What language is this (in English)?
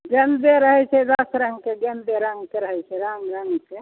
Maithili